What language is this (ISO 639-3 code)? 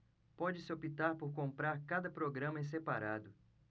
por